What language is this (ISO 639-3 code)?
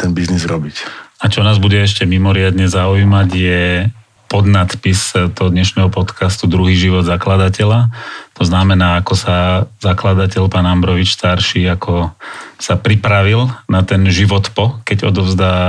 slk